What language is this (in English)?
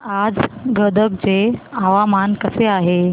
Marathi